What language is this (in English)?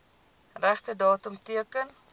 Afrikaans